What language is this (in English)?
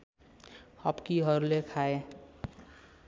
Nepali